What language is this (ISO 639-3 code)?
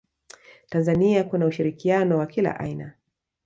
swa